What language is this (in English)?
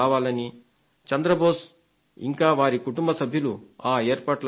Telugu